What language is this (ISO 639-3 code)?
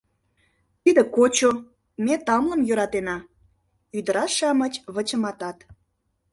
chm